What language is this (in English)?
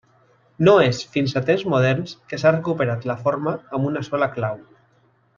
Catalan